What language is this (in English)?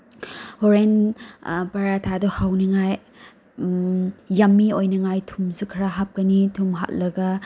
Manipuri